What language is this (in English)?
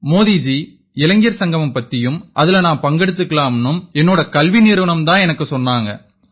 Tamil